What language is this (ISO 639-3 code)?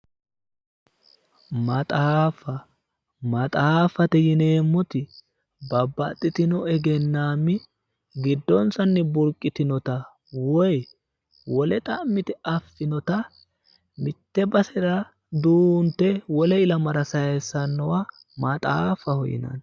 sid